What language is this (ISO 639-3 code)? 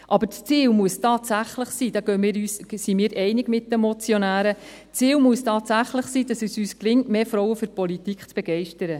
gsw